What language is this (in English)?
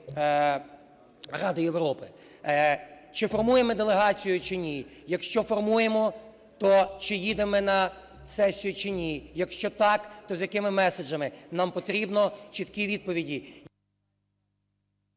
Ukrainian